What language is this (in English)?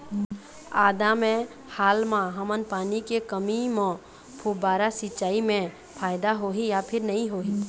Chhattisgarhi